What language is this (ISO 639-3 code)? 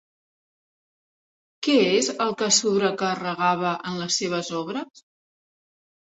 cat